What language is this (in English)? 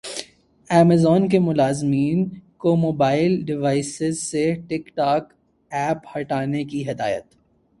Urdu